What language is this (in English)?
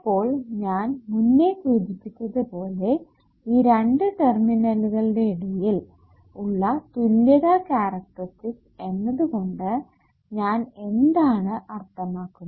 Malayalam